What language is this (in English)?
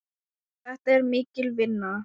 Icelandic